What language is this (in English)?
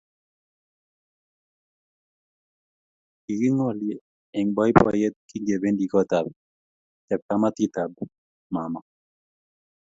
Kalenjin